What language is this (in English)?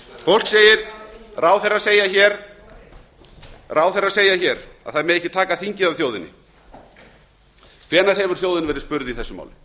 Icelandic